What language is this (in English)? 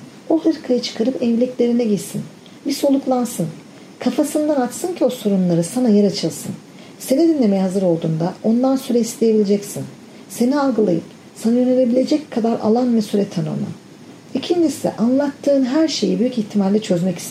Turkish